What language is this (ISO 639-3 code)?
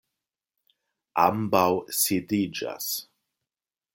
epo